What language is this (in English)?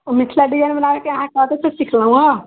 Maithili